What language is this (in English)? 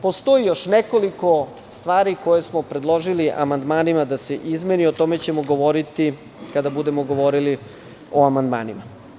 Serbian